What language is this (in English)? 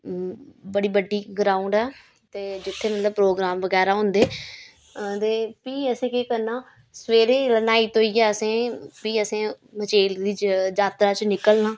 Dogri